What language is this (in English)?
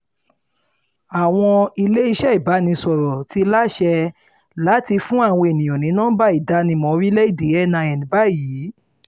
Yoruba